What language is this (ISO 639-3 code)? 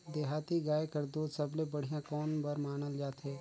hne